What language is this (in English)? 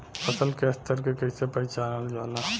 Bhojpuri